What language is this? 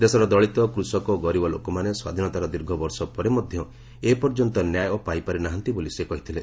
Odia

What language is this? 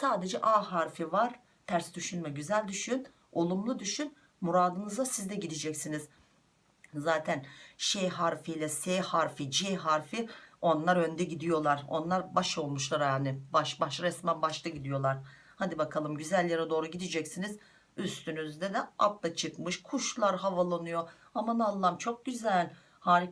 Turkish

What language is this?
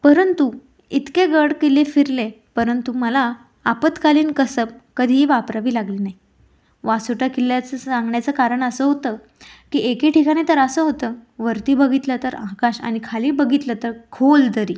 Marathi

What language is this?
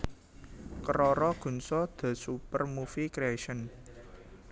Javanese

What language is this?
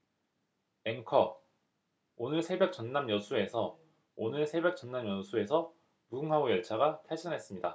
Korean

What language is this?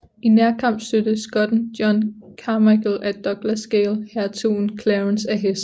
Danish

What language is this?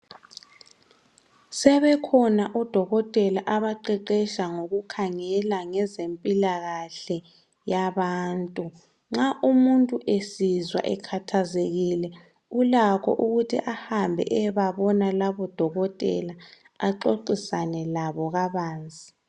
North Ndebele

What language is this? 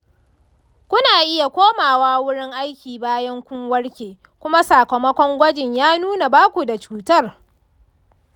Hausa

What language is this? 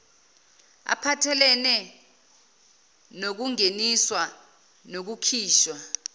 Zulu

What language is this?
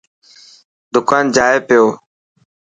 Dhatki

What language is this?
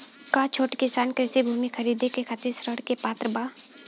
Bhojpuri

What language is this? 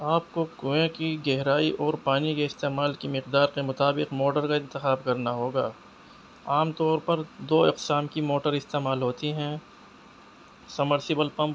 Urdu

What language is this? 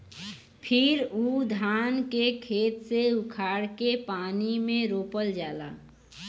Bhojpuri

